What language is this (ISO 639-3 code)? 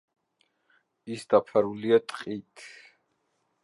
kat